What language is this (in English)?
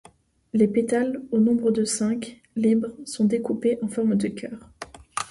French